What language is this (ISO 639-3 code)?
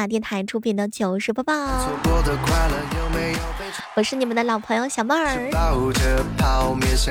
zho